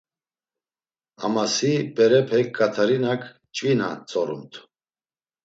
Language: Laz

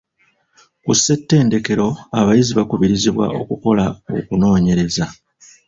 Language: Ganda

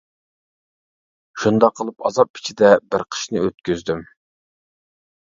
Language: Uyghur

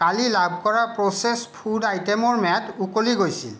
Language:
Assamese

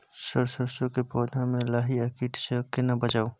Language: Maithili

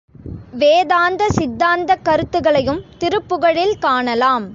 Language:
Tamil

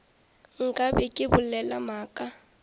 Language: Northern Sotho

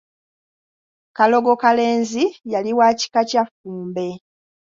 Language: Ganda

